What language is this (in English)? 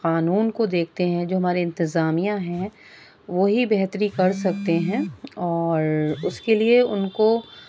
Urdu